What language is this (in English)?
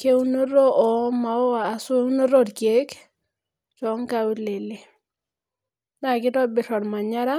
Masai